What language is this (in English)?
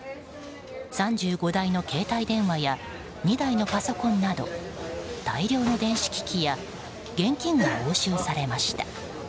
Japanese